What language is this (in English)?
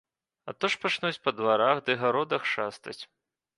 Belarusian